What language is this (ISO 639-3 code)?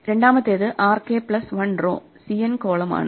mal